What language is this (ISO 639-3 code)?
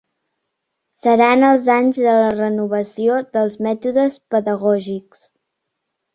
cat